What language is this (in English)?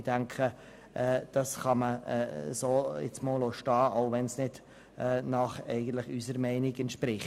Swiss German